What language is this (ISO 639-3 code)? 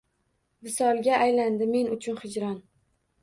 uzb